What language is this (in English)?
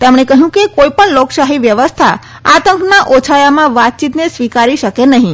Gujarati